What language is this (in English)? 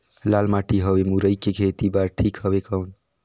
Chhattisgarhi